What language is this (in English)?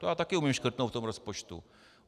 Czech